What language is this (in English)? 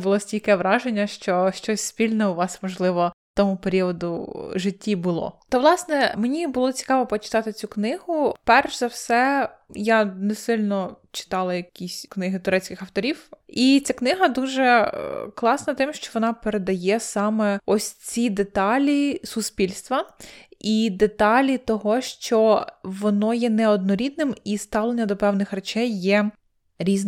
Ukrainian